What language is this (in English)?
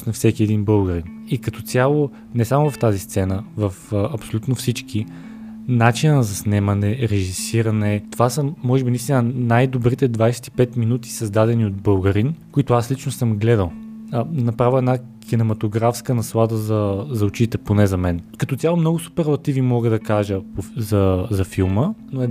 Bulgarian